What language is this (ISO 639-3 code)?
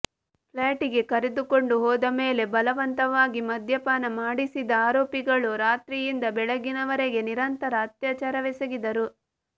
kan